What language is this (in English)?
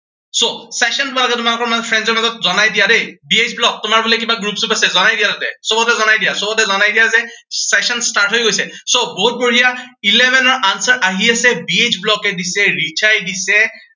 Assamese